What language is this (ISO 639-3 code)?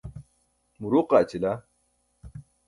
bsk